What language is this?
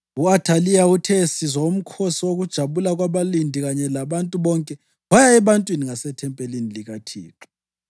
North Ndebele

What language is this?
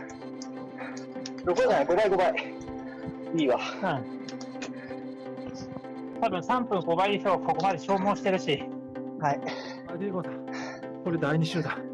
Japanese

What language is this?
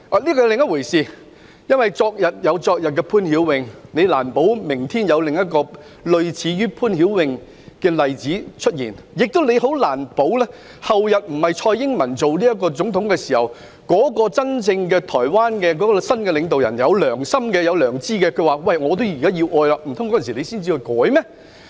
Cantonese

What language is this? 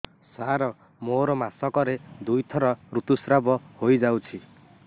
Odia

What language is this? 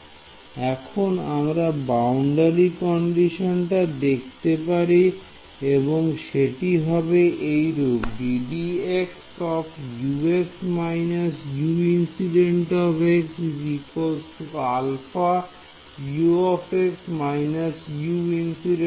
Bangla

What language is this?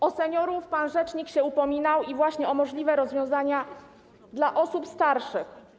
Polish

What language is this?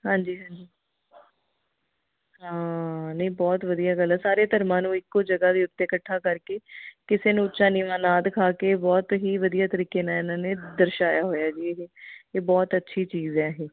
Punjabi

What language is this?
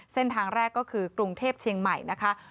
Thai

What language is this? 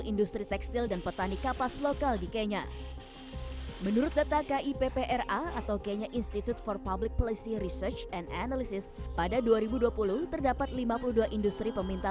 Indonesian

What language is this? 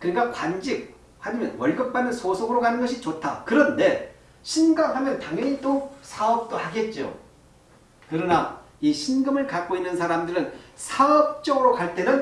Korean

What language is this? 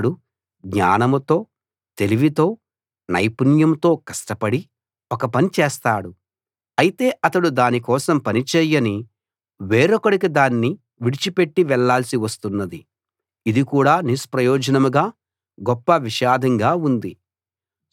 Telugu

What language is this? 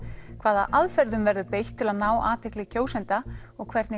Icelandic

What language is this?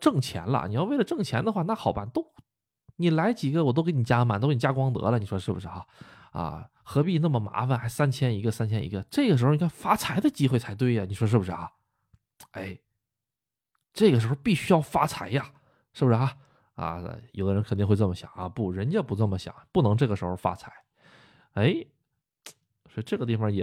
Chinese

